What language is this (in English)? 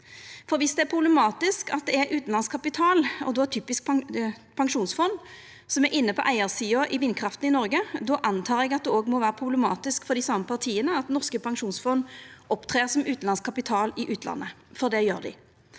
Norwegian